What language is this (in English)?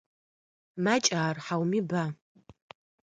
Adyghe